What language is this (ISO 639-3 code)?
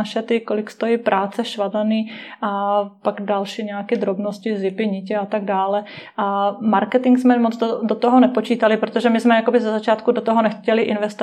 ces